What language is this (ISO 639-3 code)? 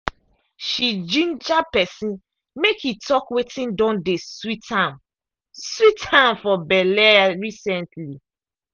pcm